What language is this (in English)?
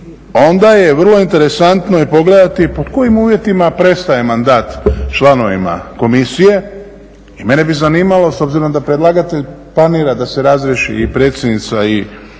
Croatian